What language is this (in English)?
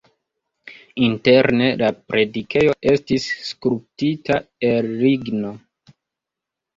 Esperanto